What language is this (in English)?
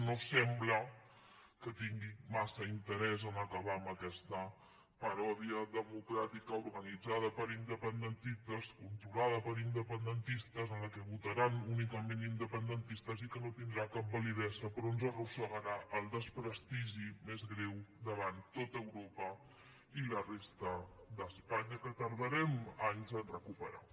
Catalan